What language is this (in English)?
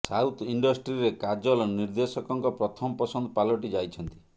Odia